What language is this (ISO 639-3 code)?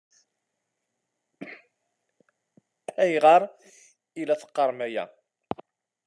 kab